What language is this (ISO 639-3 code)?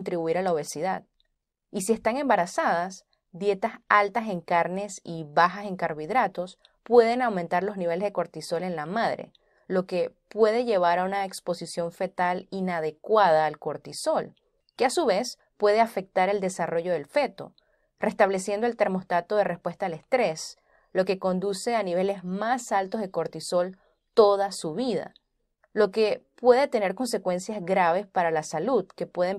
spa